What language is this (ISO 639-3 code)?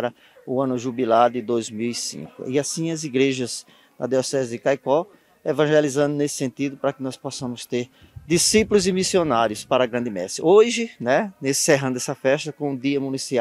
por